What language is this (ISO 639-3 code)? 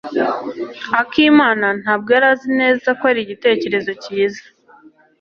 kin